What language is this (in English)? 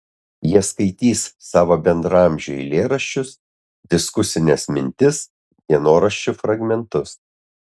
Lithuanian